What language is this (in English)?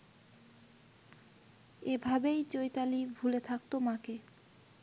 Bangla